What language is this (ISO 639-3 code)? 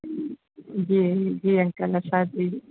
snd